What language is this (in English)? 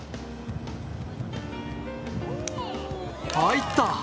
Japanese